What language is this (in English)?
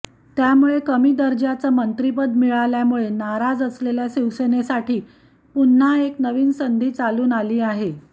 Marathi